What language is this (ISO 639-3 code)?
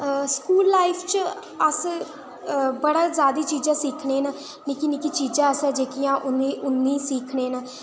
doi